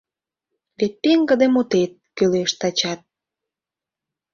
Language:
Mari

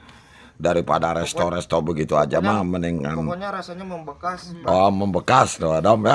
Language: Indonesian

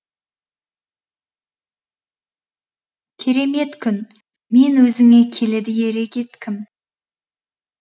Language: Kazakh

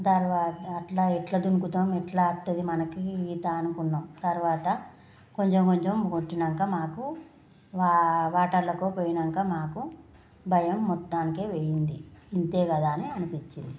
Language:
Telugu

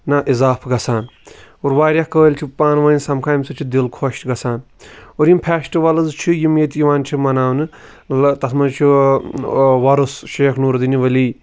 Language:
Kashmiri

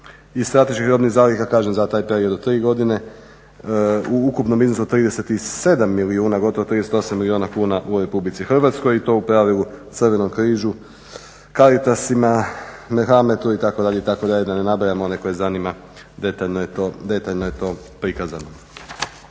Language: Croatian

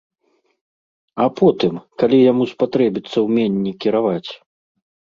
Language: Belarusian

